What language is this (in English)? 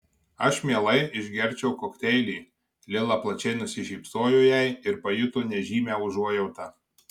Lithuanian